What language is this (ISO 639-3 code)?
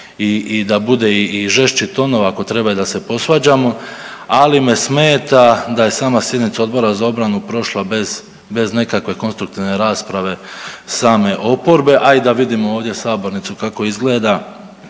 hrv